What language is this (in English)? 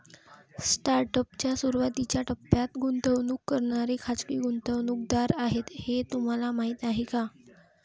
Marathi